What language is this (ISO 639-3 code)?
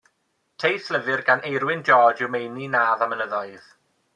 cym